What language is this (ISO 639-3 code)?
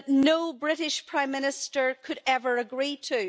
eng